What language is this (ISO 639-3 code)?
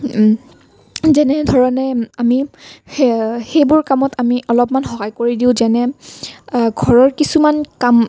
asm